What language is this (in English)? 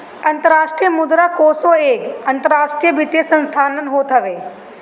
Bhojpuri